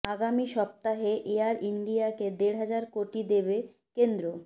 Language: Bangla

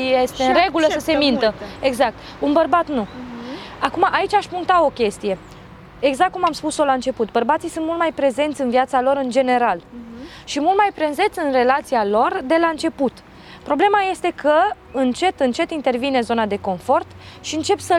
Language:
Romanian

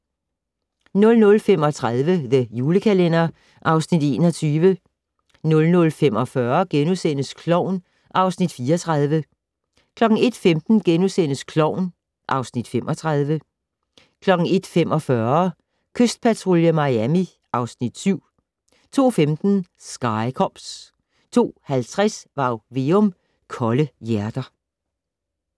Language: Danish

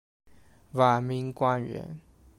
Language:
Chinese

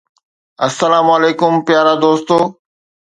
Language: Sindhi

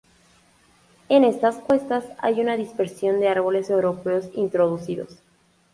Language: Spanish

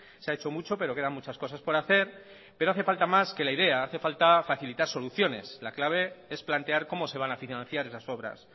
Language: Spanish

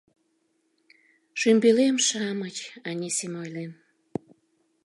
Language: Mari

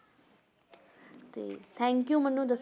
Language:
Punjabi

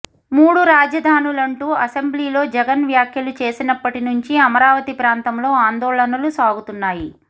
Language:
Telugu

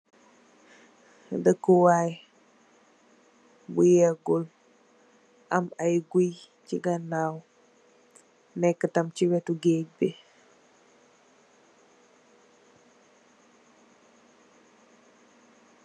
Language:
Wolof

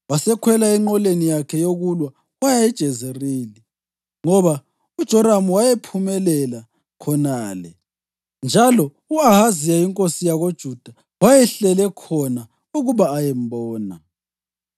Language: North Ndebele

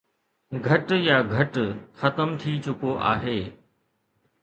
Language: Sindhi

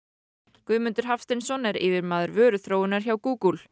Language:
Icelandic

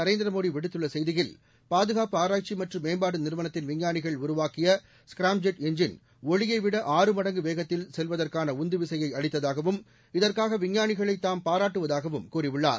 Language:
Tamil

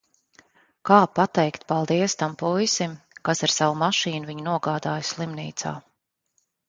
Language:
Latvian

